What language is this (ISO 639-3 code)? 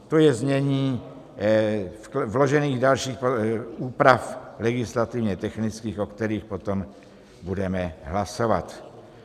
ces